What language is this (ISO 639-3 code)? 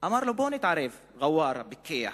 heb